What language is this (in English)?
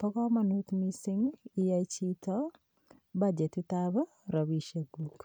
Kalenjin